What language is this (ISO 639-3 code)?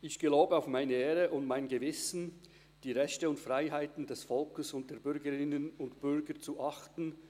gsw